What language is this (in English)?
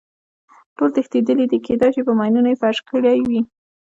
Pashto